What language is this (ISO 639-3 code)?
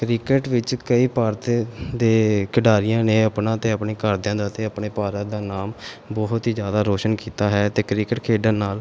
pan